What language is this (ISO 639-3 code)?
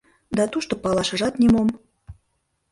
chm